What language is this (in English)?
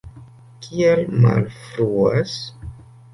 Esperanto